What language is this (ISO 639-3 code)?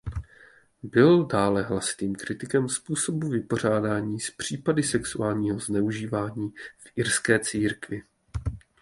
ces